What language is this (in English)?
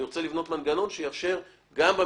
Hebrew